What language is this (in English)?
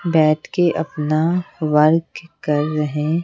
Hindi